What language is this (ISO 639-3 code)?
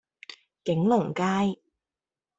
yue